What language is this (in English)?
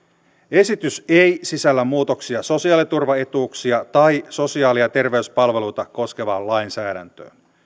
Finnish